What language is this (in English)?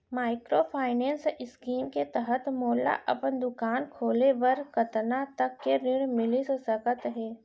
Chhattisgarhi